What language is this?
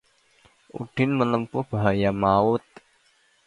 Indonesian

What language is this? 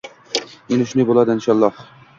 Uzbek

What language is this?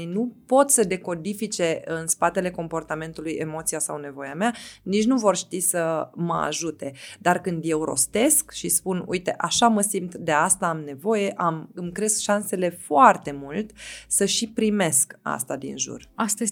Romanian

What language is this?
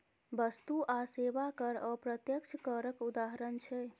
Maithili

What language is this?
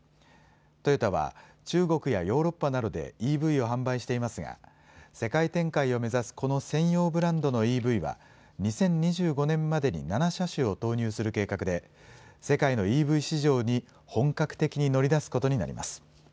Japanese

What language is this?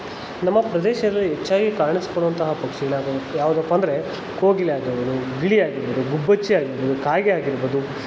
Kannada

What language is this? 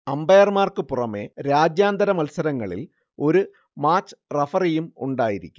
Malayalam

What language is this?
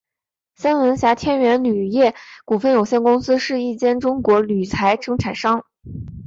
Chinese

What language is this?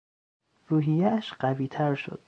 Persian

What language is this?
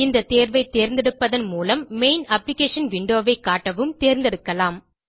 Tamil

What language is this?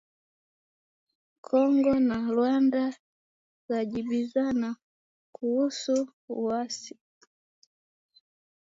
Swahili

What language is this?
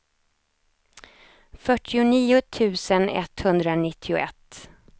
Swedish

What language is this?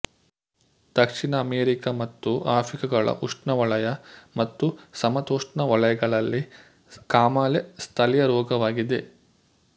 Kannada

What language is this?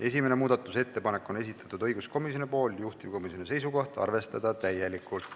Estonian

